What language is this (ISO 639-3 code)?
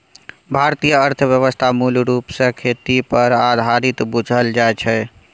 mai